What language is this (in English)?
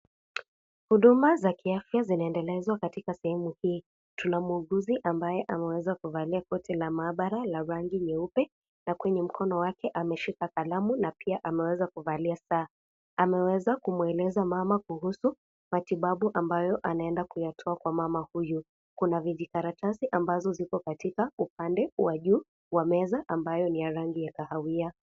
Swahili